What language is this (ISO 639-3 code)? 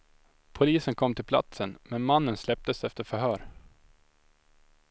swe